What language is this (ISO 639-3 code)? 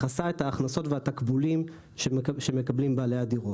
heb